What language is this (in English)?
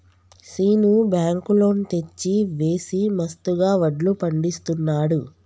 Telugu